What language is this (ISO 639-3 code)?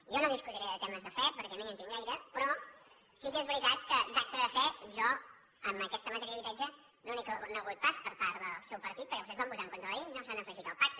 cat